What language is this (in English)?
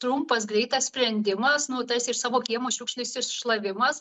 Lithuanian